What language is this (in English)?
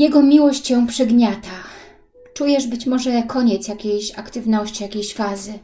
Polish